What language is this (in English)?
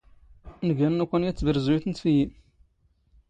Standard Moroccan Tamazight